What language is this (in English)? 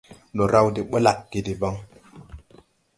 Tupuri